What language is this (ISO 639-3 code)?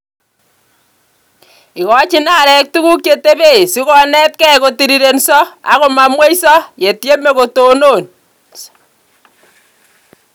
kln